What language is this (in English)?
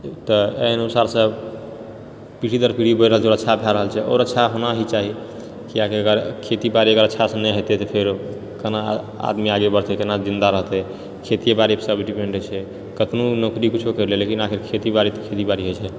Maithili